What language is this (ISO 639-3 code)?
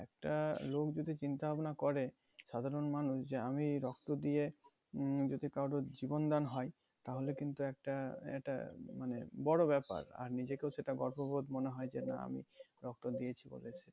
ben